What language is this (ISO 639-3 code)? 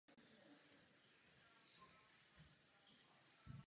ces